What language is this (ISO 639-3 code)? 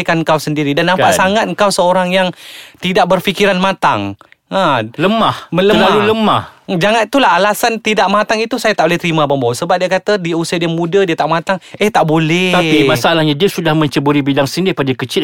msa